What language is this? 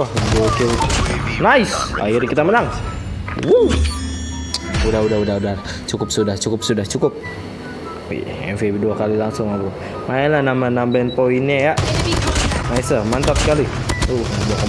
Indonesian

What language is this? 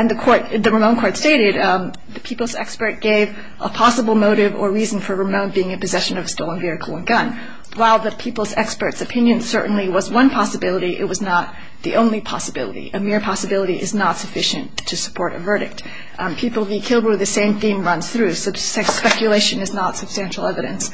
English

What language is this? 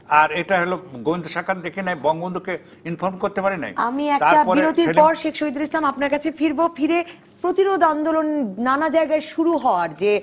Bangla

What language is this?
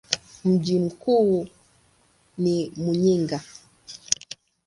Swahili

